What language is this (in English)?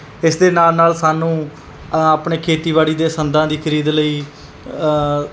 Punjabi